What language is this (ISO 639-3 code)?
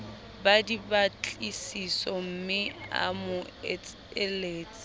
sot